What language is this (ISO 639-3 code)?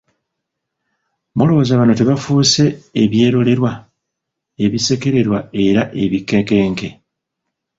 lug